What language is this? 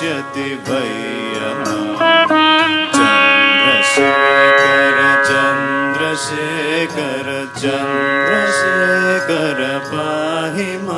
French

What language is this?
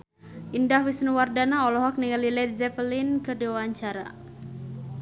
Sundanese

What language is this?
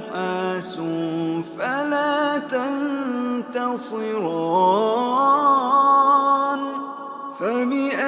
Arabic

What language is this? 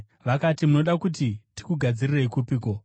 Shona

